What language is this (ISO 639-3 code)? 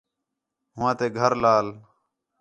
xhe